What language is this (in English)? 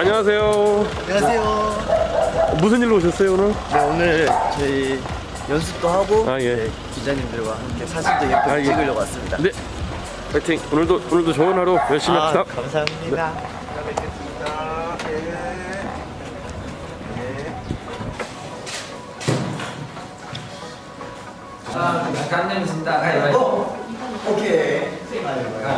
Korean